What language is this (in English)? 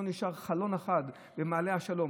Hebrew